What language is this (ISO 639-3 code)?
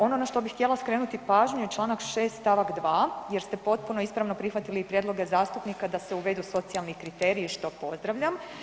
hrv